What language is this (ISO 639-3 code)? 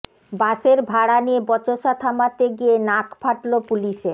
ben